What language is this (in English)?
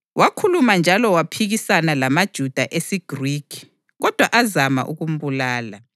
North Ndebele